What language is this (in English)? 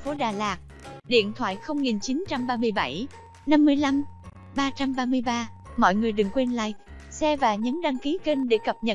Vietnamese